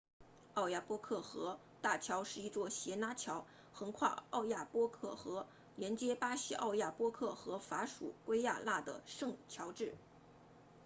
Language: Chinese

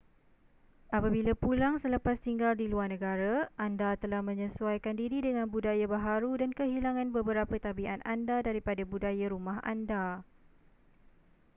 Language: Malay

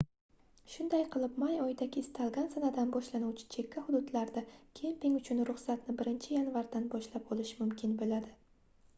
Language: Uzbek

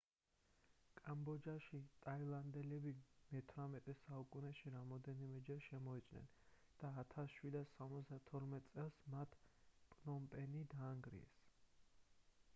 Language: Georgian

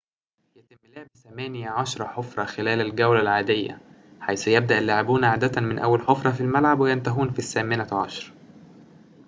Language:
Arabic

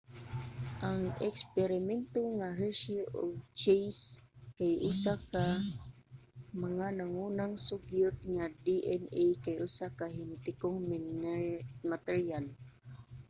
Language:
Cebuano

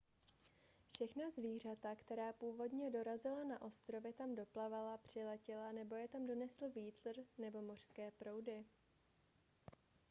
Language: Czech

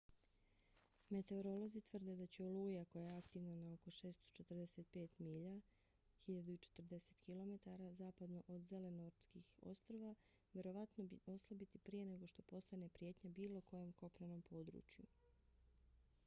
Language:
Bosnian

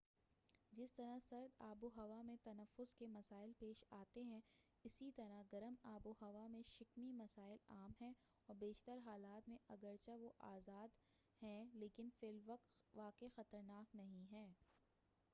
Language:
Urdu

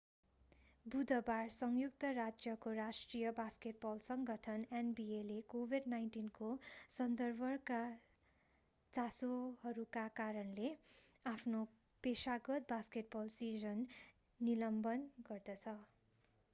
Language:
Nepali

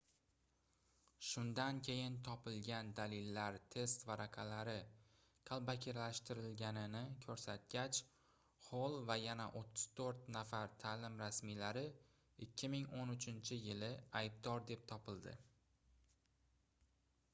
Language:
Uzbek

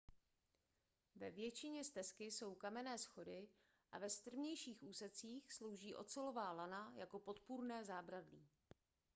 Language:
Czech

